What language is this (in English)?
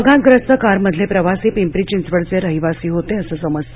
Marathi